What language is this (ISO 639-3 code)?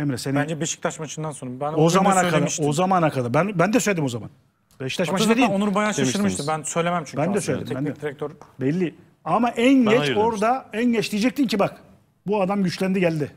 tur